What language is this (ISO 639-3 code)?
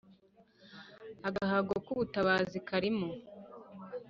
kin